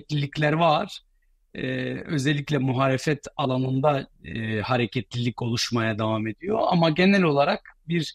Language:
Turkish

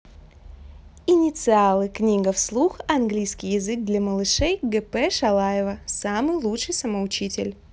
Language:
Russian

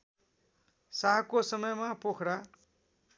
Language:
Nepali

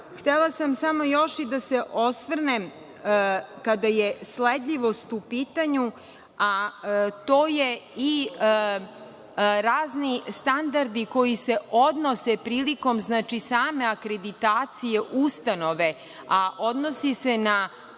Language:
Serbian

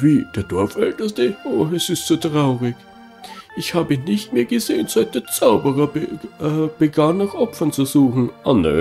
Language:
German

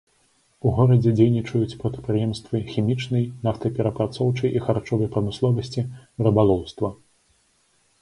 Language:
Belarusian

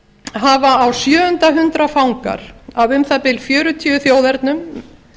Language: Icelandic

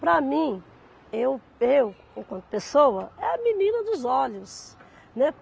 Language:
Portuguese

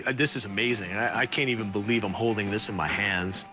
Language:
English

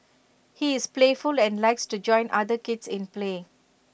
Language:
English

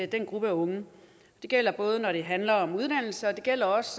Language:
Danish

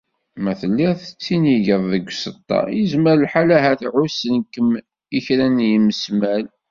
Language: Kabyle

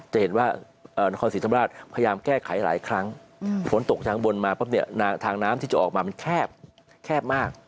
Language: Thai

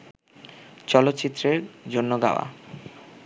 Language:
Bangla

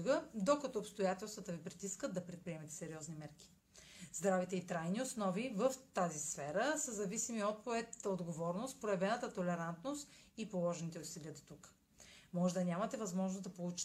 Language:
Bulgarian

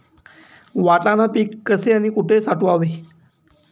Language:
Marathi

